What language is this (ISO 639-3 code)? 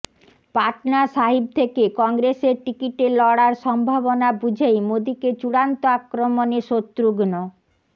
ben